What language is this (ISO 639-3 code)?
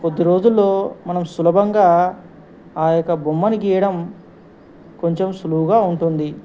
tel